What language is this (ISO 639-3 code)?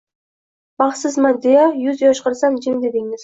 uzb